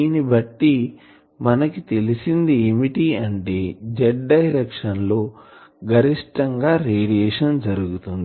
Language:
Telugu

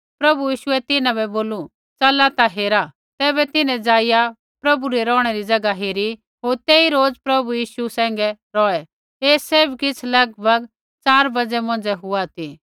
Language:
Kullu Pahari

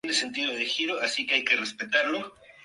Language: Spanish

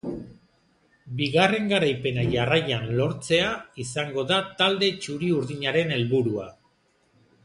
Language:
Basque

